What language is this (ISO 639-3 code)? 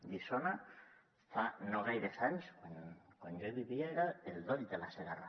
cat